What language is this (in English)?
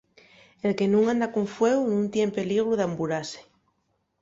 Asturian